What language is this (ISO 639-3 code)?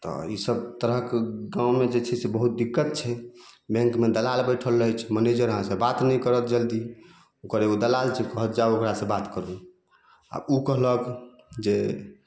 mai